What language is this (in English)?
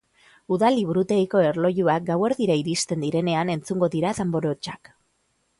Basque